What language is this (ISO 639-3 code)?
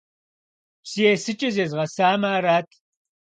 kbd